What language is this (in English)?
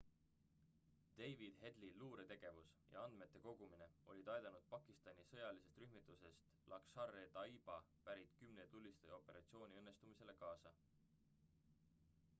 Estonian